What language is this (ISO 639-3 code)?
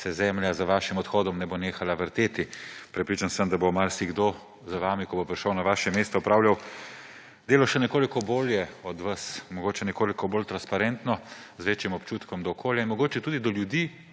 slv